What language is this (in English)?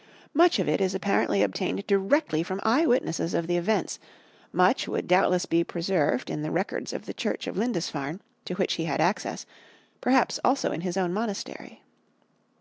English